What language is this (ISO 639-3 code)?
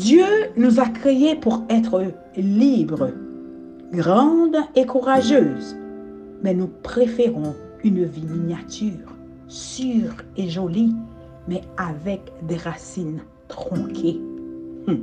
fra